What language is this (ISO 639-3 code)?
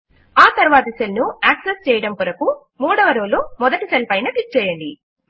tel